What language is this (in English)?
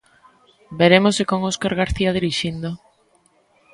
Galician